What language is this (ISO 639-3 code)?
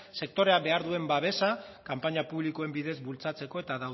eus